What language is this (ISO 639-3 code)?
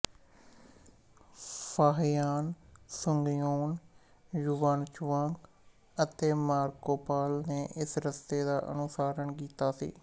pan